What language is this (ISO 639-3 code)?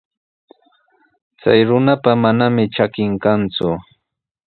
qws